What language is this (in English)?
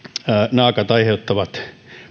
Finnish